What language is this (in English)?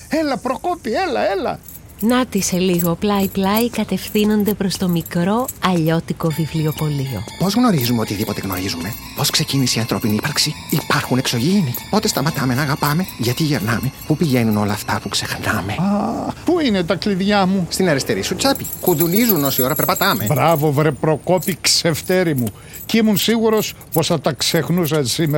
Greek